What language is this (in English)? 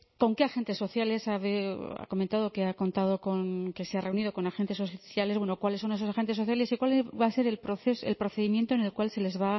Spanish